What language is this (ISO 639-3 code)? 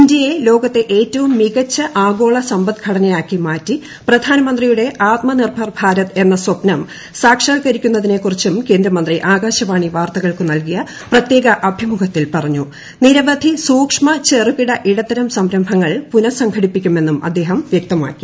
mal